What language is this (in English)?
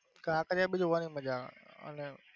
Gujarati